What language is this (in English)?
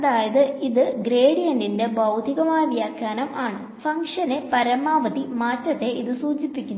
Malayalam